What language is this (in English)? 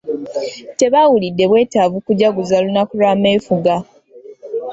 Ganda